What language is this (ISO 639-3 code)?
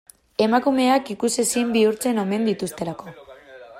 eus